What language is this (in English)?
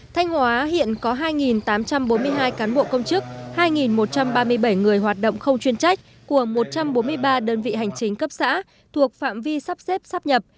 Vietnamese